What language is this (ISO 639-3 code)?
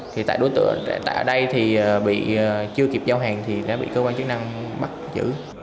vie